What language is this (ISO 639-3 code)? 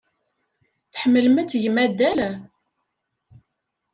kab